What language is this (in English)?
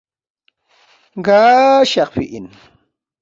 Balti